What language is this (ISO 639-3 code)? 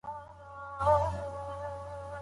pus